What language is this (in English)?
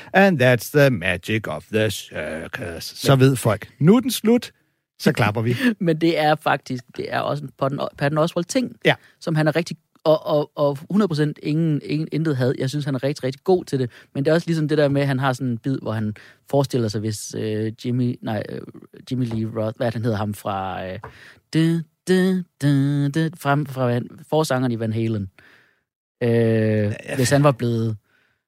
Danish